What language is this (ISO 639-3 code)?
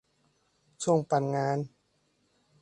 tha